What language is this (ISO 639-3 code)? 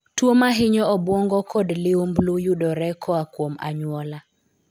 luo